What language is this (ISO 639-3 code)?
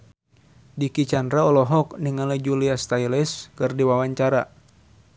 sun